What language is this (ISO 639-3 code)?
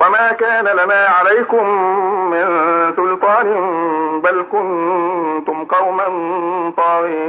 ara